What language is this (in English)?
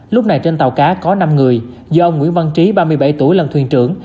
Vietnamese